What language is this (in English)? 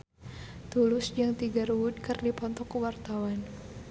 Sundanese